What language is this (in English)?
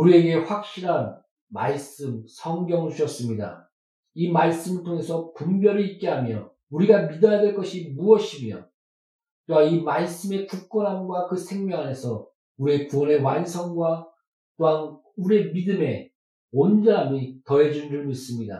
Korean